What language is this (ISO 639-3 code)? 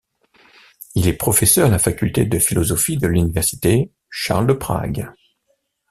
fra